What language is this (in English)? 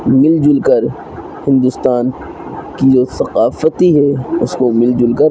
Urdu